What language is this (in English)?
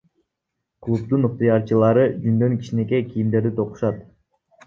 Kyrgyz